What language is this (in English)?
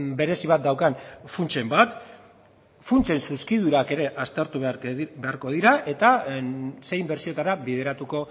Basque